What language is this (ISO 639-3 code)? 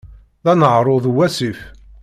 kab